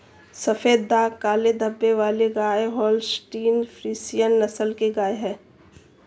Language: Hindi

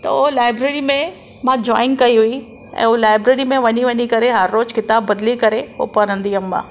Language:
Sindhi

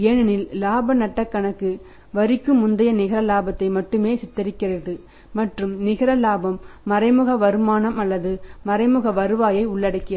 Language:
Tamil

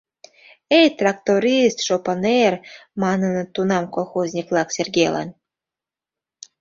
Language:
Mari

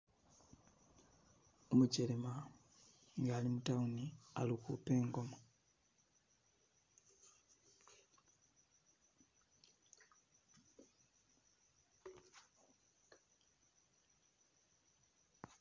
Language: Masaaba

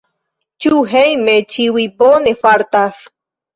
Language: Esperanto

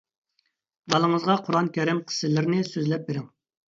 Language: Uyghur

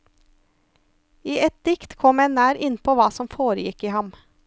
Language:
Norwegian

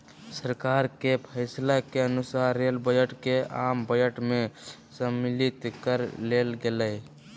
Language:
Magahi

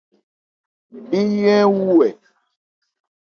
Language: Ebrié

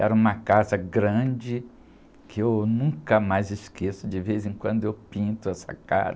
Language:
Portuguese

